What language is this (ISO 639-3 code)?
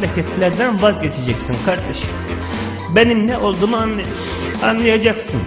tur